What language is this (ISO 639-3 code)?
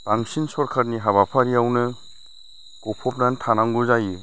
brx